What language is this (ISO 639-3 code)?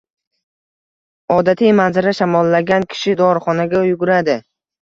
uzb